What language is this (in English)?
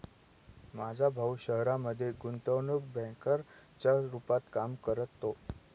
Marathi